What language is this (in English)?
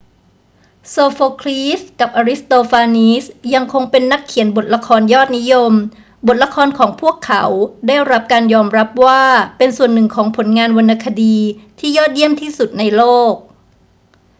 Thai